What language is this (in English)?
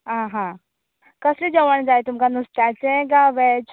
Konkani